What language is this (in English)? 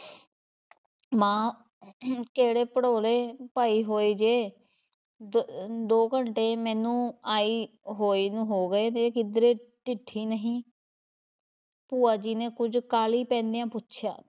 Punjabi